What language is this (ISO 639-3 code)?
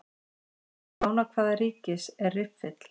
isl